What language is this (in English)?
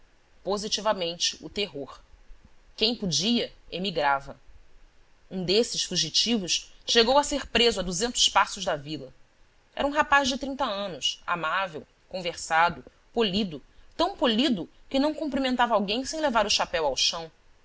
Portuguese